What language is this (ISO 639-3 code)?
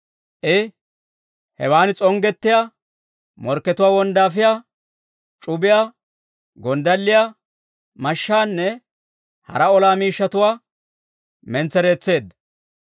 dwr